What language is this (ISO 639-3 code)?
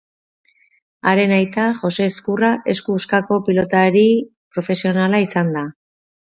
eus